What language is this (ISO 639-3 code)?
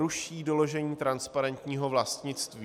ces